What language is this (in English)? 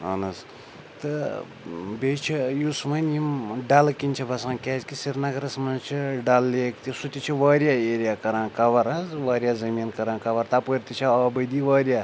Kashmiri